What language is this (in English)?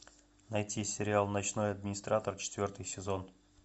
Russian